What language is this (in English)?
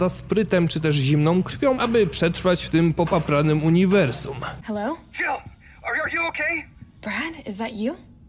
Polish